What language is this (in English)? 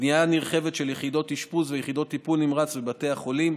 Hebrew